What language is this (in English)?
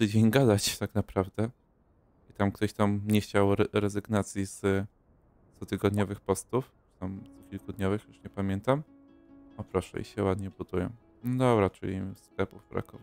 Polish